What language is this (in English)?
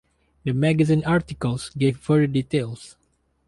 English